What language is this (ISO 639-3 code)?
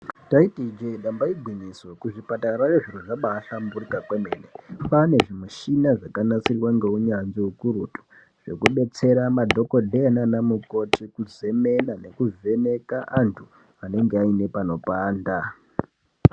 ndc